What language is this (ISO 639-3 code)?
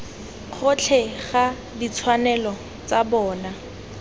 tsn